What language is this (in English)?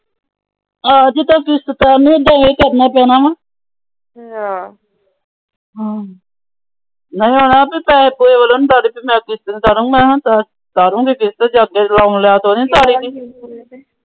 Punjabi